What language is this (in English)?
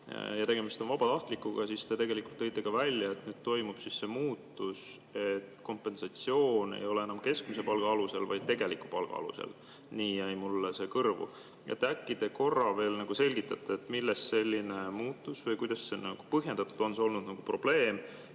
Estonian